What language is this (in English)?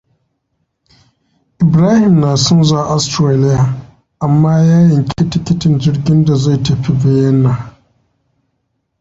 Hausa